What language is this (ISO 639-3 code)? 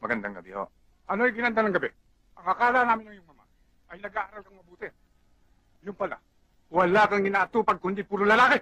fil